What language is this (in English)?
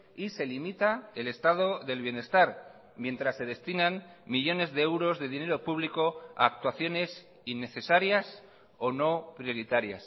Spanish